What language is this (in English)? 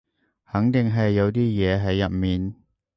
Cantonese